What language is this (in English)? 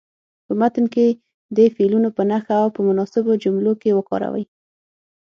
Pashto